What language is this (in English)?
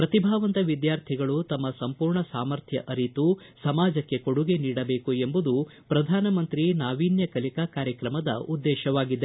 Kannada